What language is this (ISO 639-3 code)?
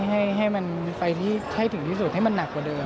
tha